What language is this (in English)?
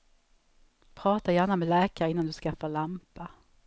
Swedish